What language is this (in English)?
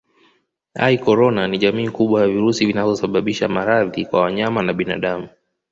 Swahili